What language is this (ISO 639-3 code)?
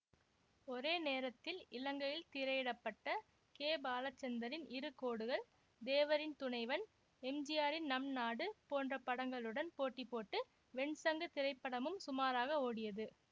tam